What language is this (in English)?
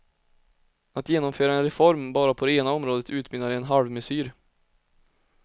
Swedish